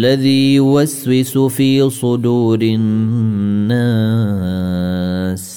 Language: Arabic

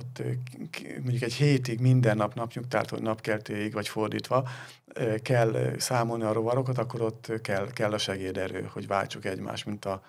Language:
Hungarian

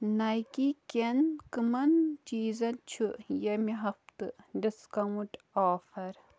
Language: Kashmiri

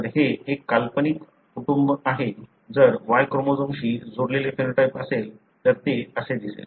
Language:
Marathi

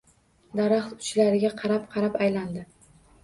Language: Uzbek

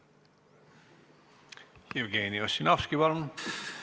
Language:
Estonian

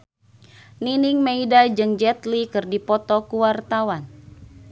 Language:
Sundanese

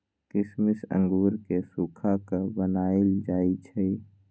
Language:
Magahi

